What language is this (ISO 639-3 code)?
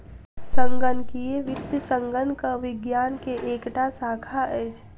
mai